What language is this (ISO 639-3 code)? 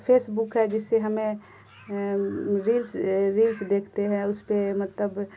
urd